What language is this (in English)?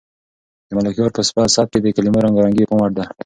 Pashto